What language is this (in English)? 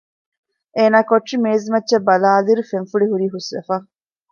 Divehi